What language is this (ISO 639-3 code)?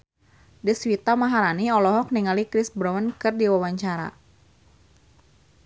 sun